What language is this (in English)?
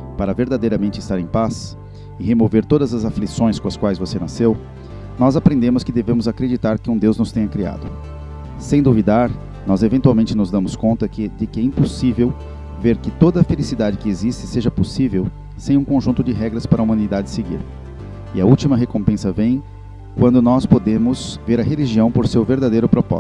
Portuguese